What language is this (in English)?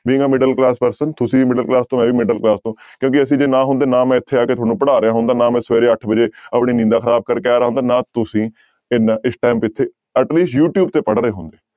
Punjabi